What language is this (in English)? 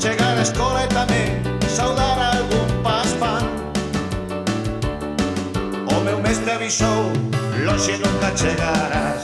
Spanish